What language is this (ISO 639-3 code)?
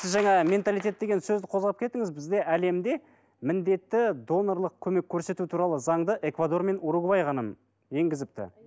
kaz